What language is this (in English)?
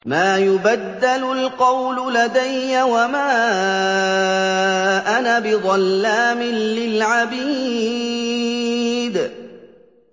Arabic